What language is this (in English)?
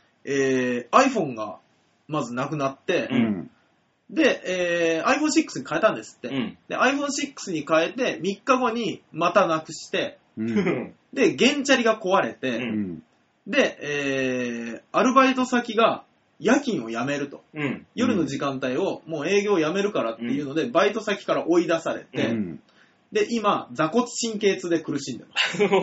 Japanese